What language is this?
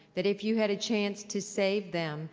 English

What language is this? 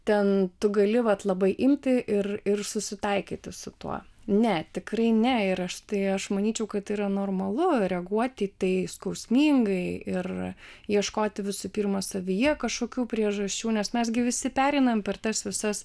Lithuanian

